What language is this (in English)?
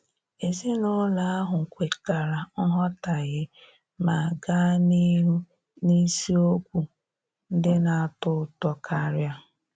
Igbo